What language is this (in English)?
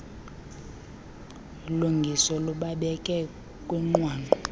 Xhosa